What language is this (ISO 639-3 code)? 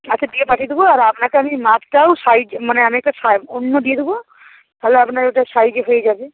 ben